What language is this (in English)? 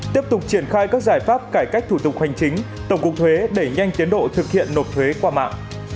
Vietnamese